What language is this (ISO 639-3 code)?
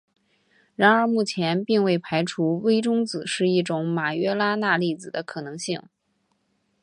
zho